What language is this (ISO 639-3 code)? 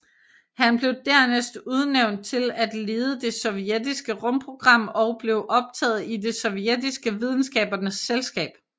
dan